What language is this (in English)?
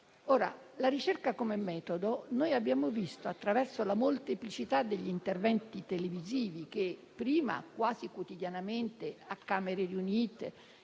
Italian